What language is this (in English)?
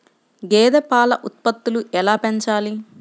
Telugu